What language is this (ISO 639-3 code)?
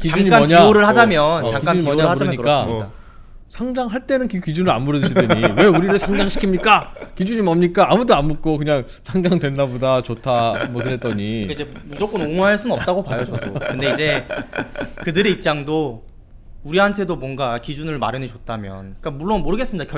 kor